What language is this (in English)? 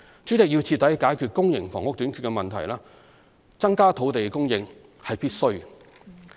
Cantonese